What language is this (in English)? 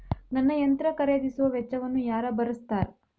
Kannada